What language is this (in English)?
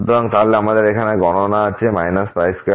Bangla